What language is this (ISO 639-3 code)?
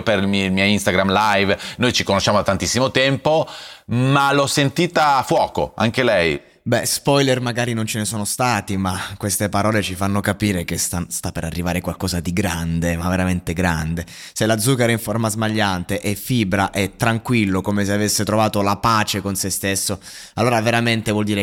ita